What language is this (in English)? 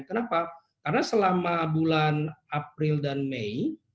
Indonesian